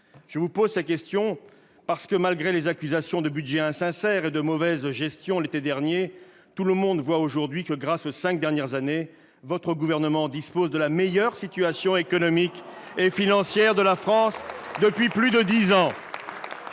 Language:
French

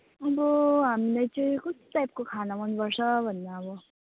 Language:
Nepali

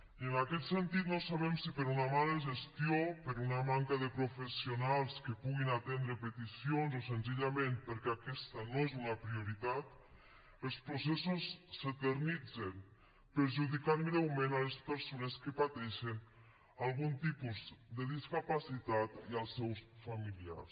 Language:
Catalan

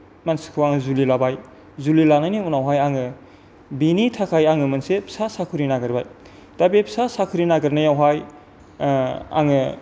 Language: Bodo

